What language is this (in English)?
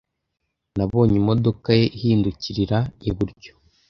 Kinyarwanda